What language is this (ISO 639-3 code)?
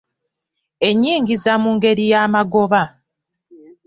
lug